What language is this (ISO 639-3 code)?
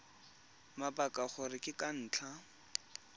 tsn